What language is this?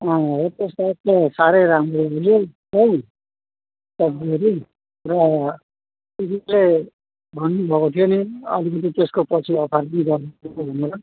Nepali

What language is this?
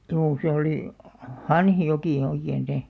Finnish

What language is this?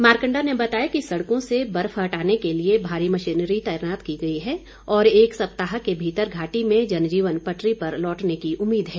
Hindi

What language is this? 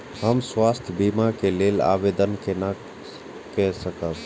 Maithili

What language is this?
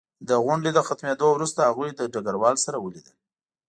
Pashto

